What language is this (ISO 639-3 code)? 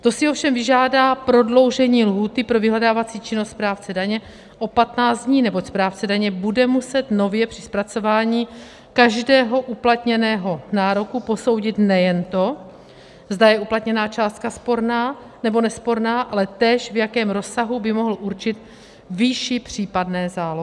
ces